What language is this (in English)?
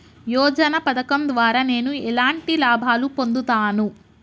Telugu